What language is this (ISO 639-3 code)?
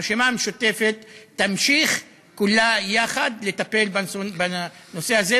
heb